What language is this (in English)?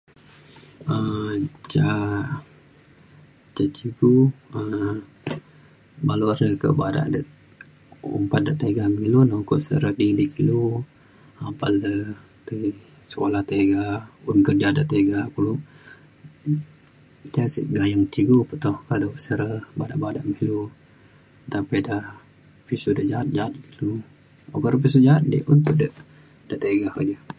Mainstream Kenyah